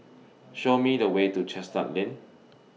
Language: English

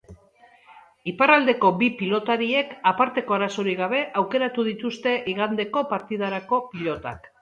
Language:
Basque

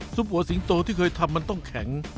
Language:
Thai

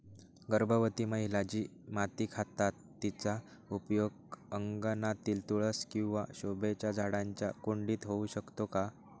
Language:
Marathi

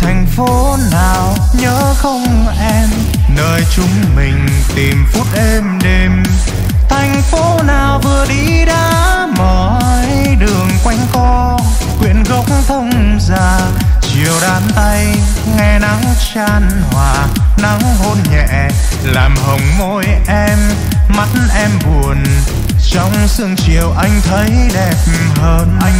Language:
Vietnamese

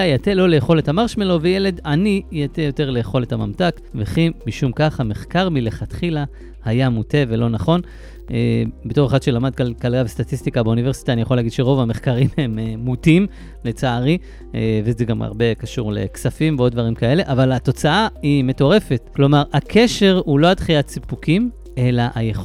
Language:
Hebrew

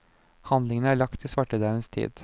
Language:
Norwegian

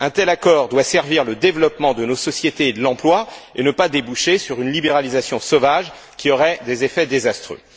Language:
French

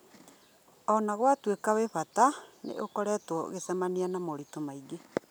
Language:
Kikuyu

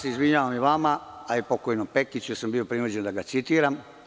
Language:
Serbian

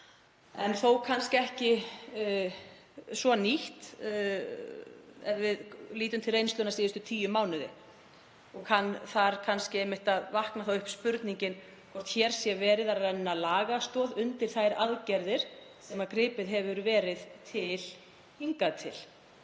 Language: Icelandic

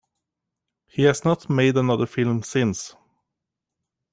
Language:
English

